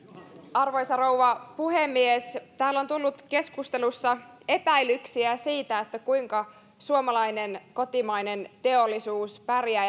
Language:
Finnish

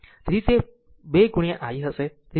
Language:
Gujarati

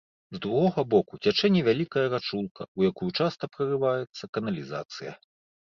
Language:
Belarusian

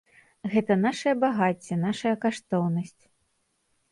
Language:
Belarusian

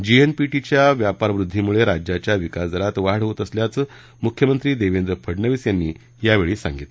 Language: Marathi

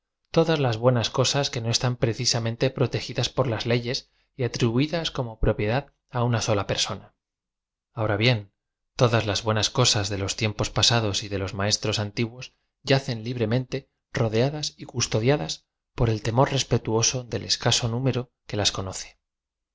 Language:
Spanish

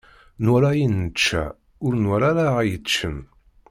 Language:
Kabyle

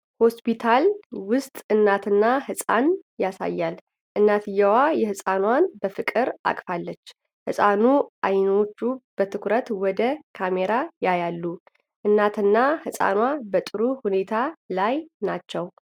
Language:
Amharic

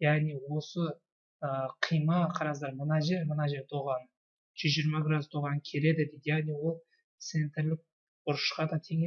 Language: Turkish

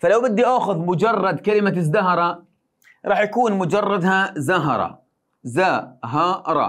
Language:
Arabic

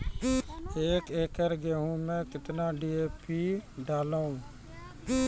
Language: Maithili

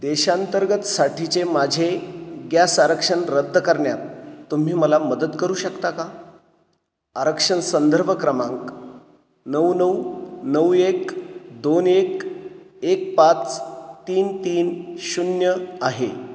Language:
Marathi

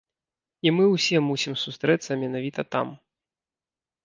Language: Belarusian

